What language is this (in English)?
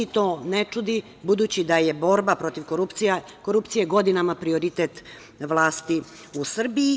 Serbian